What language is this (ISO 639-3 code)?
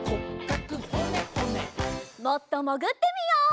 jpn